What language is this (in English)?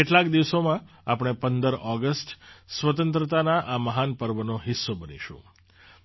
Gujarati